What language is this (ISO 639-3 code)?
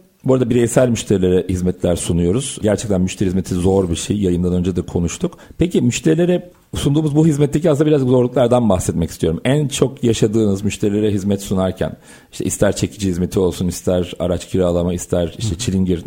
tur